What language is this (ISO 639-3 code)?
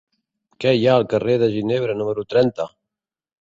cat